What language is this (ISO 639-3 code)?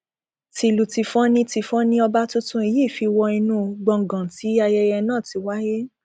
yor